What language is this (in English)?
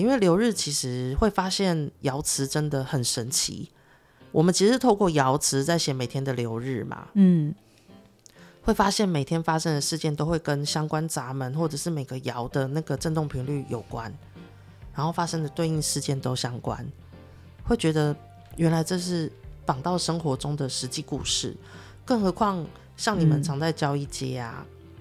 Chinese